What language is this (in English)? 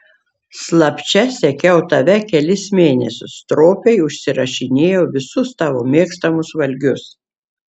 Lithuanian